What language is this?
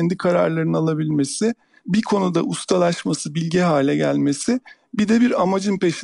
Turkish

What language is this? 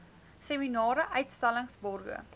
Afrikaans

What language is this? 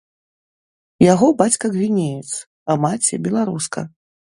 Belarusian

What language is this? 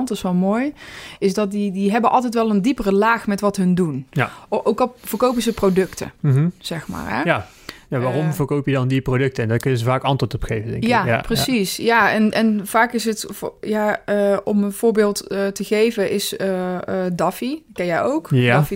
Dutch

